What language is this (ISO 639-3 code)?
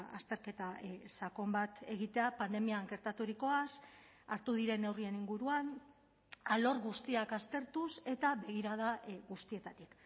eus